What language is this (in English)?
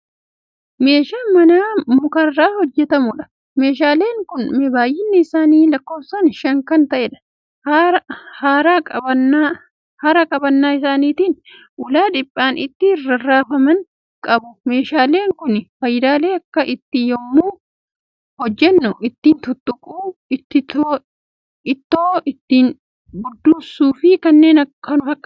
Oromo